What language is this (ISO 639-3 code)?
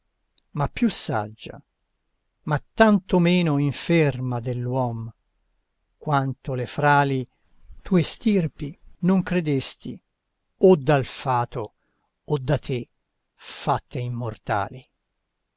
ita